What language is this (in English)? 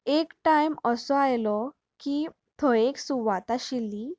Konkani